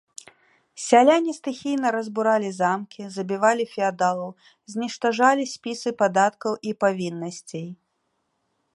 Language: Belarusian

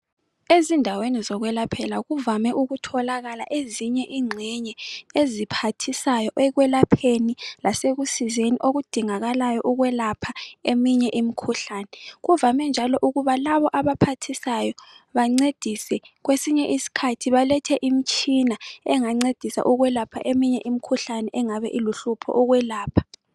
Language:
North Ndebele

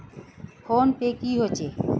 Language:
Magahi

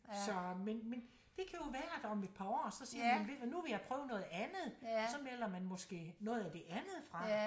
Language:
Danish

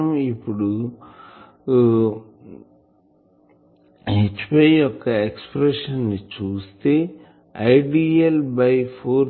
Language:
Telugu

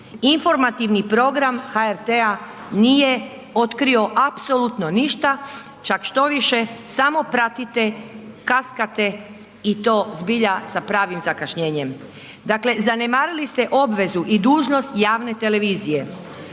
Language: Croatian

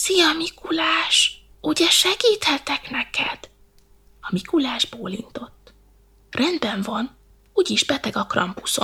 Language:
Hungarian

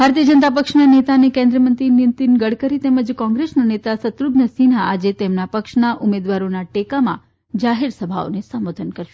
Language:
Gujarati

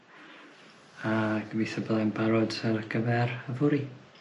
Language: Welsh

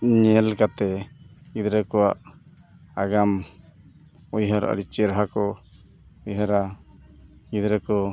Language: Santali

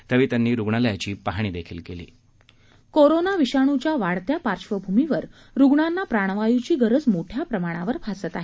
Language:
Marathi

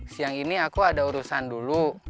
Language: Indonesian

